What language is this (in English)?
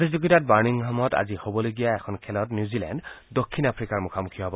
Assamese